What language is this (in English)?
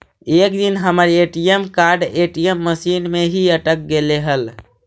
Magahi